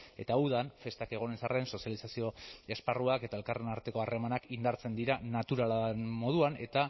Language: Basque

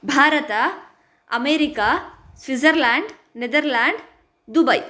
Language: Sanskrit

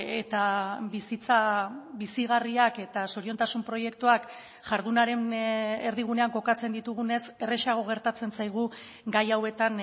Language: Basque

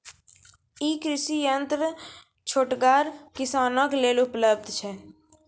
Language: Maithili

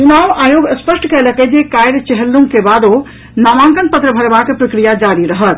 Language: Maithili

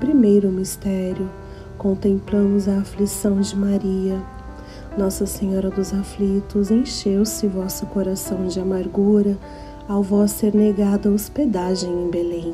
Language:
Portuguese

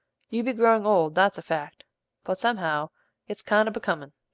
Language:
English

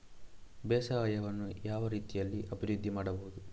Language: Kannada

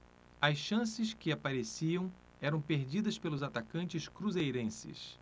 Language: Portuguese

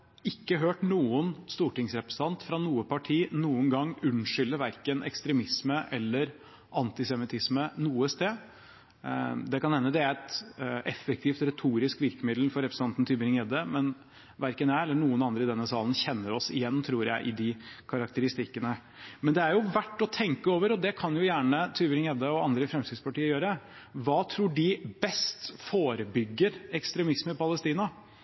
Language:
Norwegian Bokmål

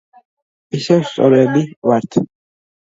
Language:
Georgian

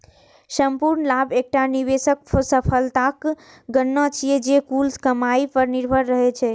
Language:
Maithili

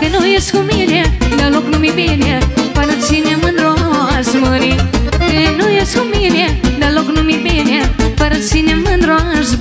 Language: Romanian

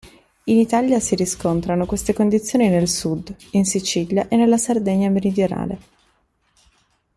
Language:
Italian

